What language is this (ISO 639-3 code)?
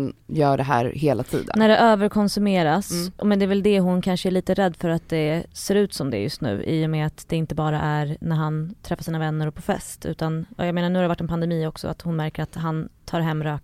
swe